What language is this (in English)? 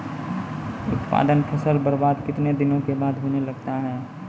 Maithili